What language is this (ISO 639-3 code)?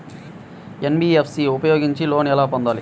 tel